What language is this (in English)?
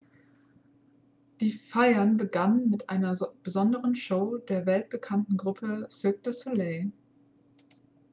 German